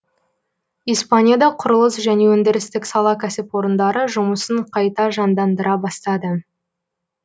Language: Kazakh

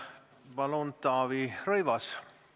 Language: Estonian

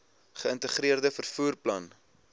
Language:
Afrikaans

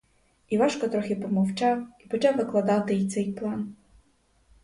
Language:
Ukrainian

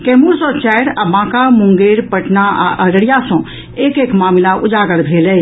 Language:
Maithili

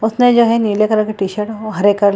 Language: Hindi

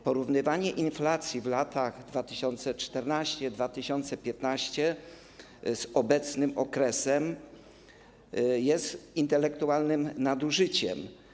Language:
Polish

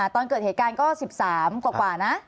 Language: Thai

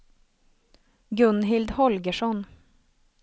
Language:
Swedish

